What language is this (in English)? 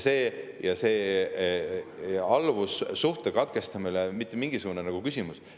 Estonian